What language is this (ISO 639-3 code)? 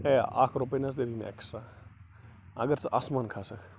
kas